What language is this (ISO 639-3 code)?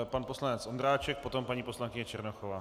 ces